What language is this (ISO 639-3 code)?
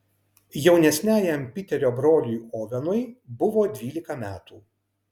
lit